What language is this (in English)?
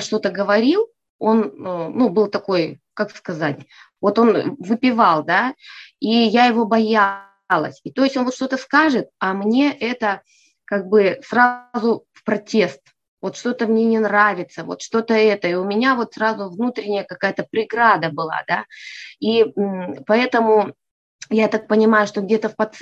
Russian